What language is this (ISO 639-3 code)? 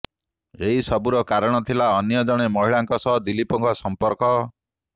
ori